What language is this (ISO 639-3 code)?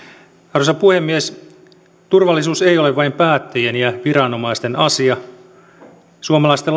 fin